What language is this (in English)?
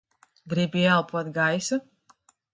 Latvian